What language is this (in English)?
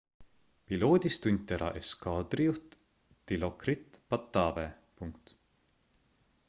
Estonian